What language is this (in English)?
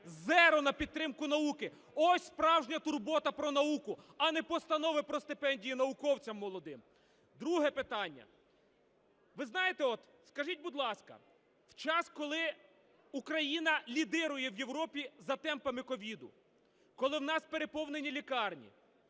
Ukrainian